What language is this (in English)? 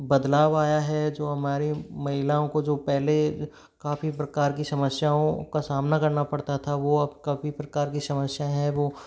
Hindi